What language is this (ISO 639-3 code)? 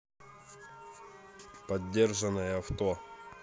rus